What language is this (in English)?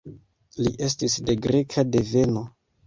Esperanto